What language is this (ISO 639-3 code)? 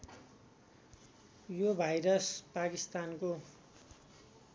nep